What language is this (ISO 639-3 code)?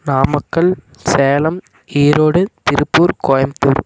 tam